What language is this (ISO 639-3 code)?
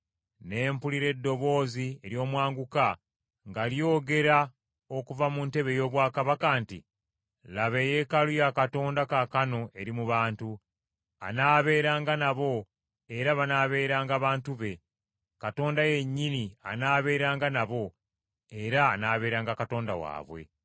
lug